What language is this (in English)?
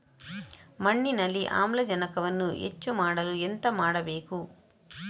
Kannada